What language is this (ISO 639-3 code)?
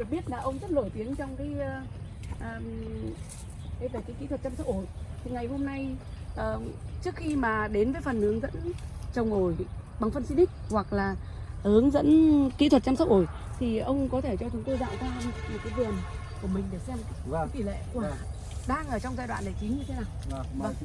vie